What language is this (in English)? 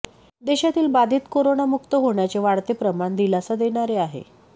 Marathi